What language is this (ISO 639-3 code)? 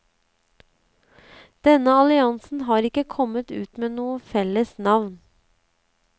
nor